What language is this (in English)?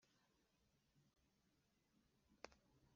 Kinyarwanda